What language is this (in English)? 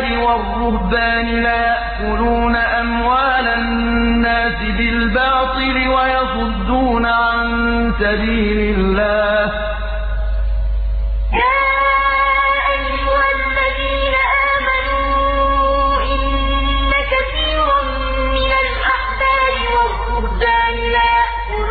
Arabic